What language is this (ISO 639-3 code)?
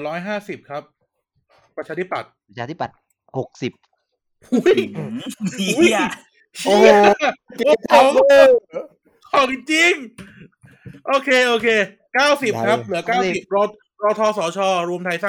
tha